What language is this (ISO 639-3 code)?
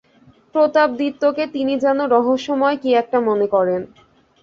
ben